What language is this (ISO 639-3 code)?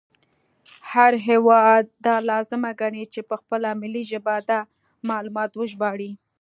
pus